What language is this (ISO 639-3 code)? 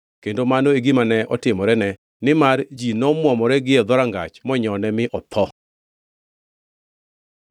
luo